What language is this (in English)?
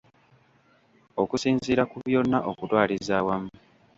Ganda